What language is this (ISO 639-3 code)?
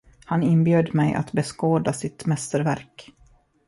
swe